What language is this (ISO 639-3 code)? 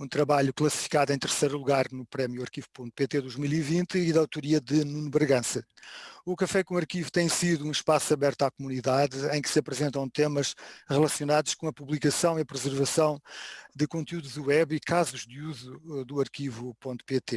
por